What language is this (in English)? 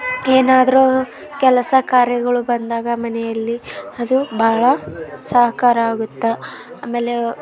Kannada